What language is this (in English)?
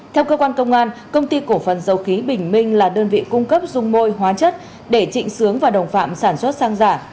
Vietnamese